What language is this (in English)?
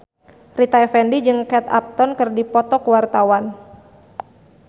Sundanese